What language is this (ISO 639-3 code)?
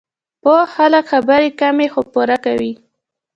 pus